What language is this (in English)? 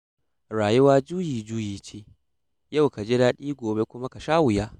Hausa